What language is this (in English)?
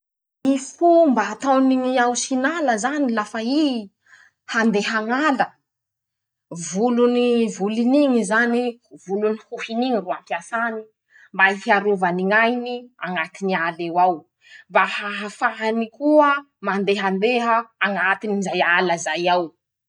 Masikoro Malagasy